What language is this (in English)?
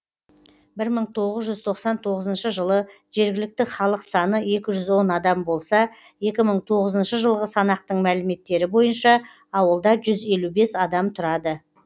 Kazakh